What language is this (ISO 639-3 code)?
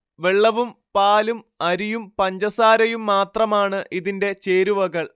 mal